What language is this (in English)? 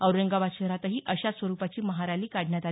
Marathi